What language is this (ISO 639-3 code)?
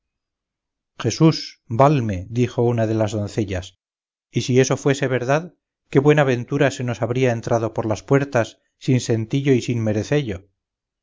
spa